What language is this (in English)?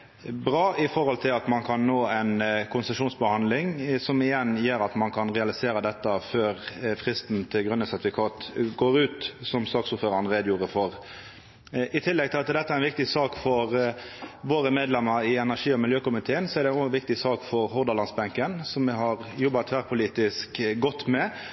Norwegian Nynorsk